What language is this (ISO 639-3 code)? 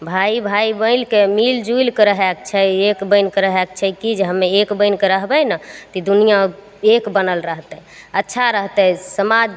mai